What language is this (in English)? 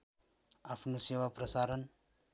Nepali